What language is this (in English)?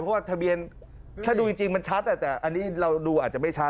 Thai